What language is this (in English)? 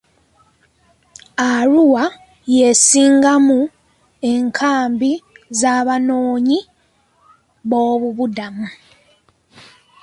Ganda